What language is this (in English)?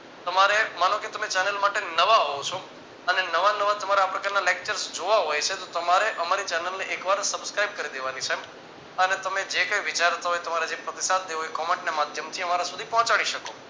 Gujarati